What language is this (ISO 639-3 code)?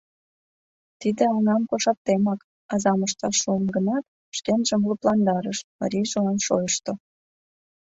chm